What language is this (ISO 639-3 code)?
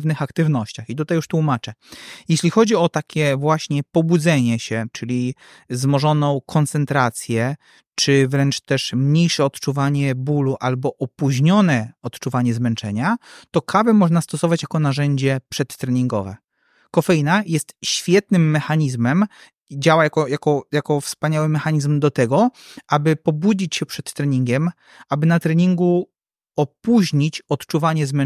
pol